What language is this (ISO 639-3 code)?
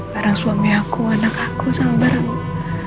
ind